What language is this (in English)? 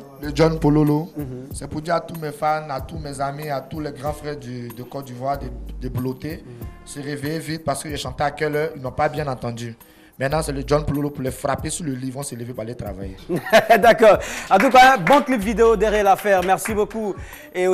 French